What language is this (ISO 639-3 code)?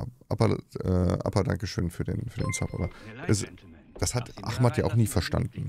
deu